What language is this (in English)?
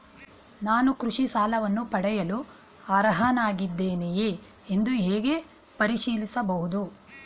Kannada